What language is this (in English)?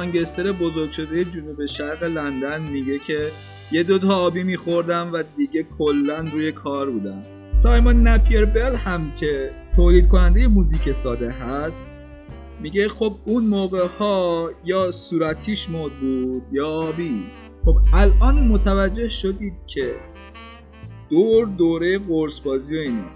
Persian